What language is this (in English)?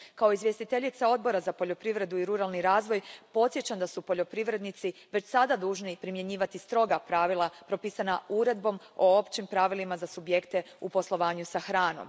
Croatian